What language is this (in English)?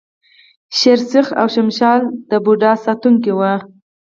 Pashto